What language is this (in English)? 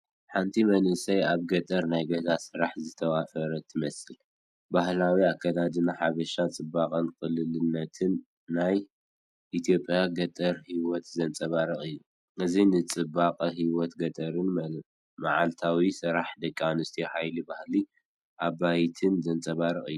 Tigrinya